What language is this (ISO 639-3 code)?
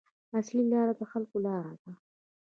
pus